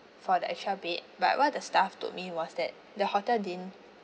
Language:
English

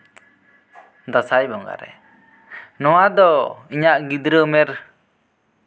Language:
Santali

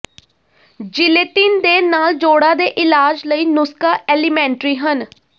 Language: Punjabi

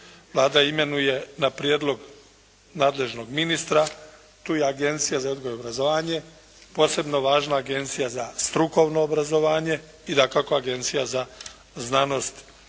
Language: Croatian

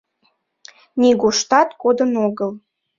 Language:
Mari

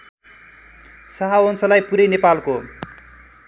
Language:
Nepali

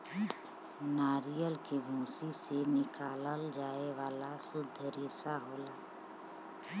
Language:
Bhojpuri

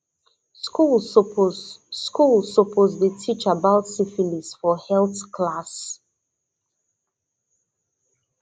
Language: Nigerian Pidgin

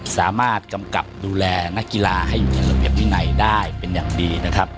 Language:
Thai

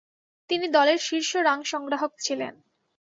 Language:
Bangla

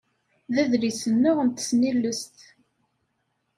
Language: Kabyle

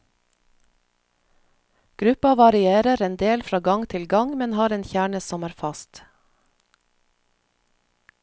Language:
Norwegian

